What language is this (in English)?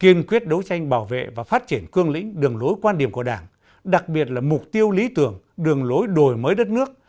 Vietnamese